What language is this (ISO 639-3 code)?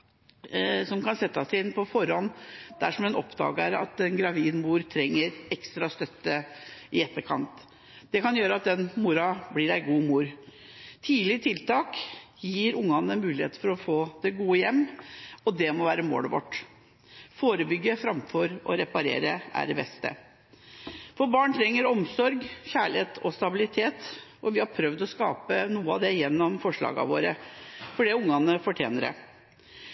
nob